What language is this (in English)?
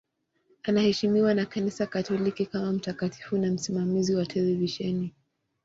Swahili